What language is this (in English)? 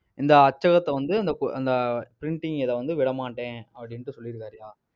Tamil